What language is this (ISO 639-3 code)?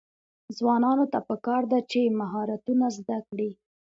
pus